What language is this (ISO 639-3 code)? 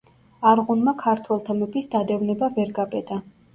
kat